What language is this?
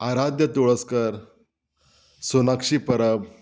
Konkani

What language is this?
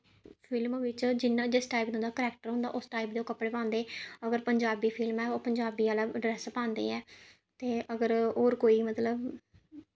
Dogri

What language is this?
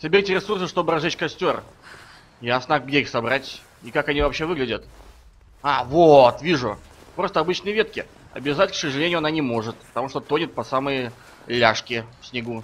Russian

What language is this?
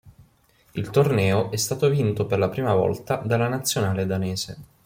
Italian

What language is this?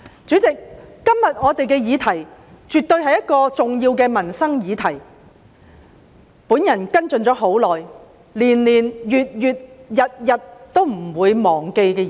Cantonese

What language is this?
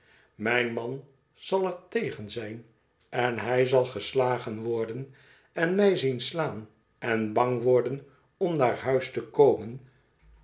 Dutch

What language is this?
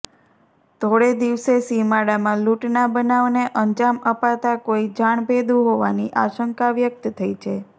Gujarati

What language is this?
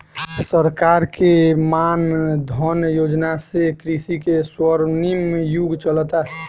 Bhojpuri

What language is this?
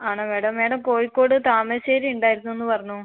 Malayalam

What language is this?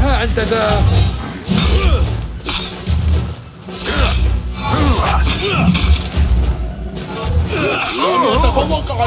Arabic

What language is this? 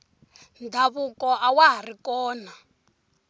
Tsonga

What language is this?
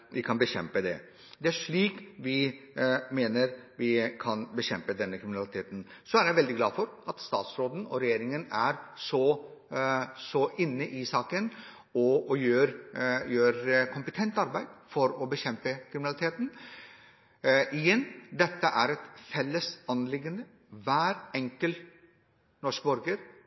Norwegian Bokmål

